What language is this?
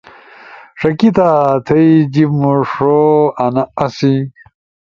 Ushojo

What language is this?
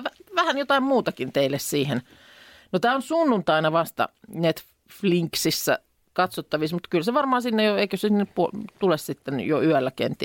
Finnish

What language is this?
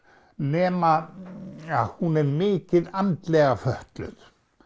Icelandic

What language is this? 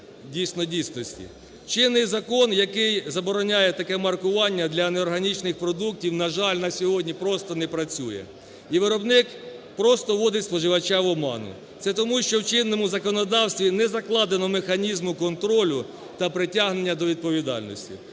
Ukrainian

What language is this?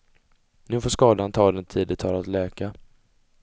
Swedish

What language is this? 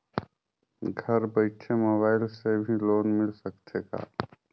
Chhattisgarhi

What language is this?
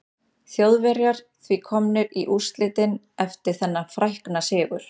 Icelandic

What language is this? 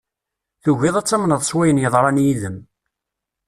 Kabyle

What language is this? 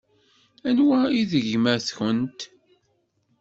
Kabyle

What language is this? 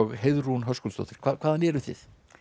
Icelandic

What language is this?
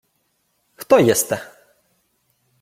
Ukrainian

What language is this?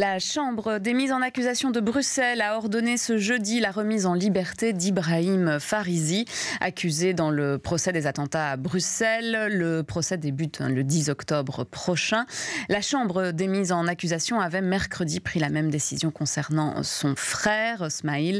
French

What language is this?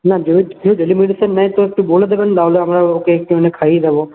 Bangla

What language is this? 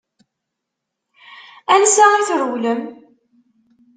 Kabyle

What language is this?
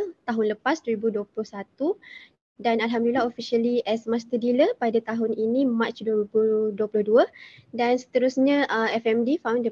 Malay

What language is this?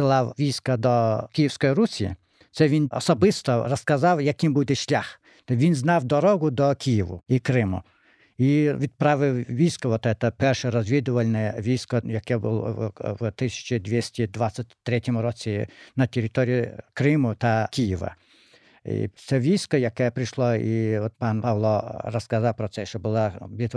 Ukrainian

